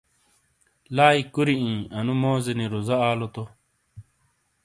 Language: Shina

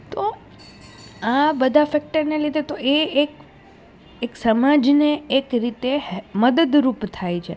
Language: Gujarati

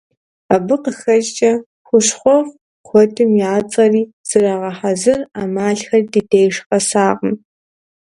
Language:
Kabardian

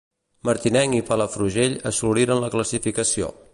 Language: Catalan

